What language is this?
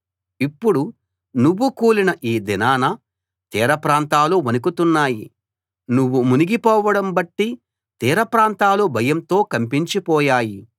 Telugu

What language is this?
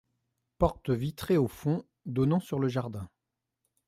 French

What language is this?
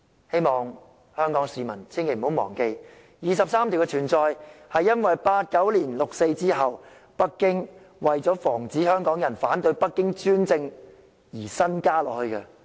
Cantonese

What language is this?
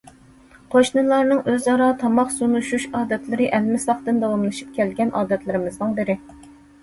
Uyghur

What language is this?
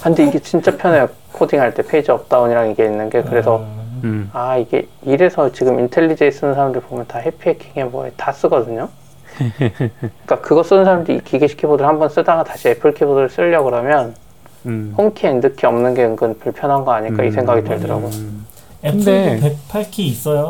Korean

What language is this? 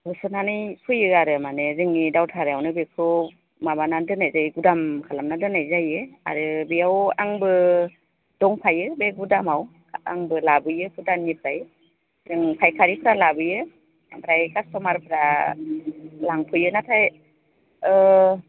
Bodo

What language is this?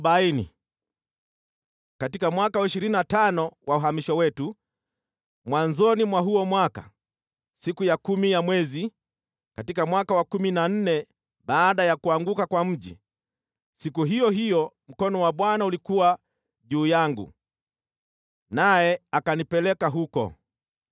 Swahili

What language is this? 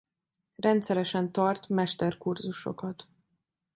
Hungarian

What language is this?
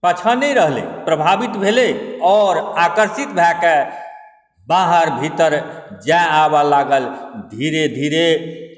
Maithili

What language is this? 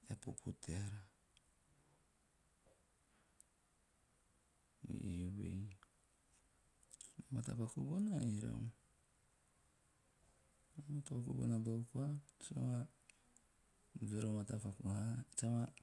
Teop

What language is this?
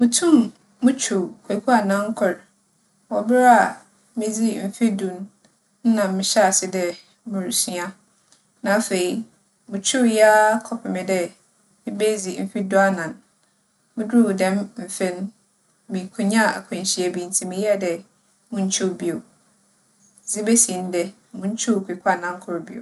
Akan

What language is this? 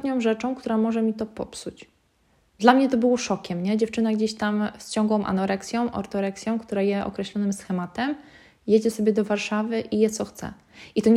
Polish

